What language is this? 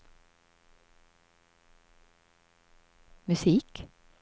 Swedish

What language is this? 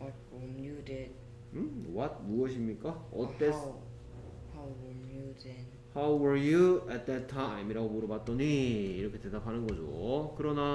Korean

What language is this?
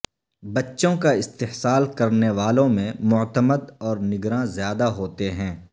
Urdu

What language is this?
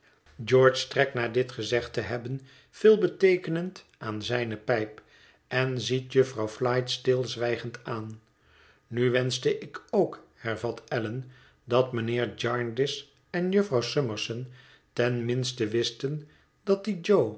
Dutch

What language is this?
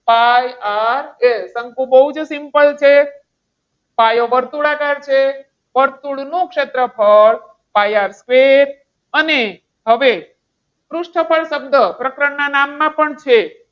Gujarati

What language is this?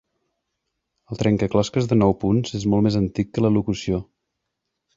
Catalan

